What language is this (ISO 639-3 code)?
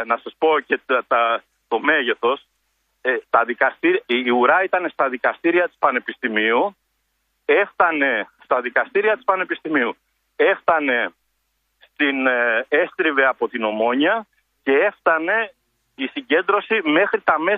ell